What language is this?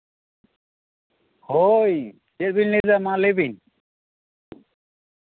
Santali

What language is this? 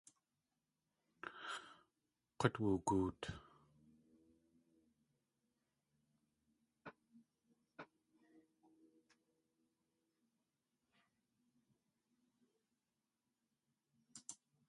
Tlingit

